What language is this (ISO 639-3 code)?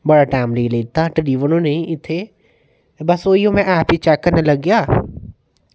doi